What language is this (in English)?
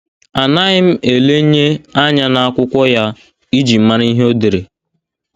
Igbo